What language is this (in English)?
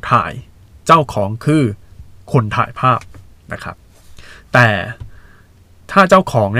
Thai